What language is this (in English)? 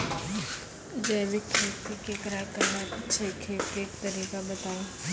Maithili